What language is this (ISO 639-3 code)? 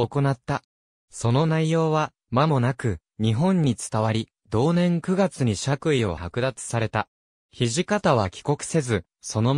jpn